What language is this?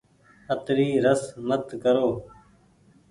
Goaria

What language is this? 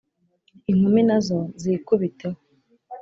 Kinyarwanda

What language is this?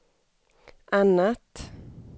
Swedish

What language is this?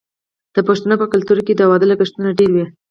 Pashto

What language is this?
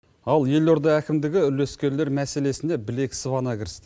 Kazakh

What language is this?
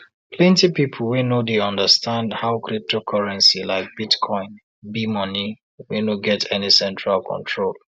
Nigerian Pidgin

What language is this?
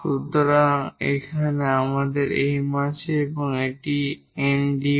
Bangla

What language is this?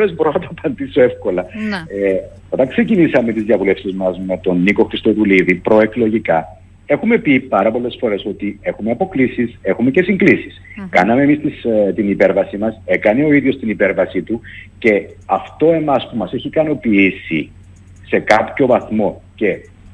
Greek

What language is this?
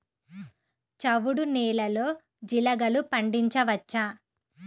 Telugu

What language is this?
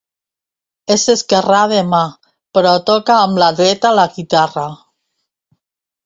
Catalan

